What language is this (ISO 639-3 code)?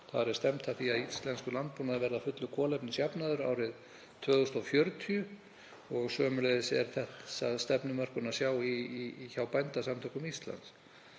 isl